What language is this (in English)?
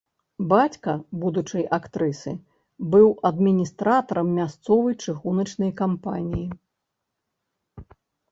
Belarusian